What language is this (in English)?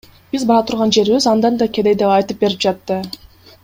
Kyrgyz